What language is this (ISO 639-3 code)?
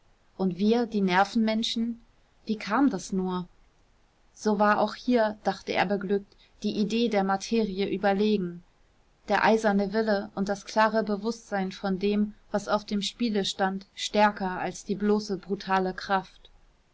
deu